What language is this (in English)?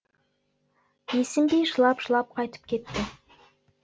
Kazakh